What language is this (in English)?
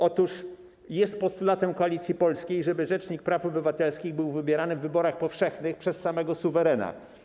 Polish